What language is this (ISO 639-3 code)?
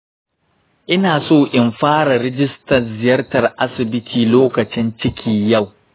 hau